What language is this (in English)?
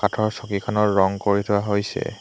Assamese